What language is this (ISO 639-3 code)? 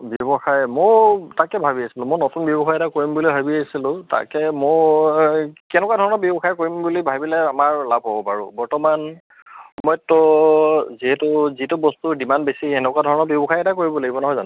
asm